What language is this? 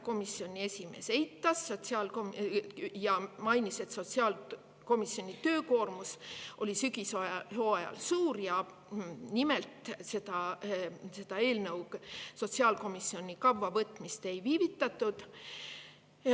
Estonian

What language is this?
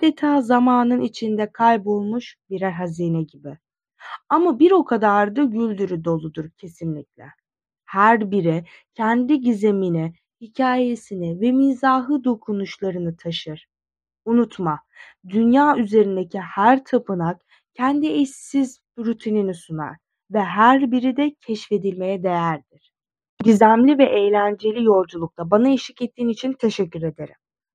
Turkish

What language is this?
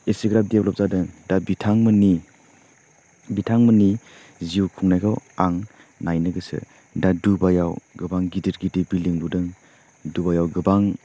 Bodo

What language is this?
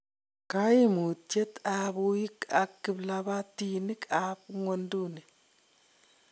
Kalenjin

